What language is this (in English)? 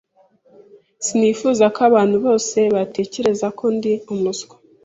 Kinyarwanda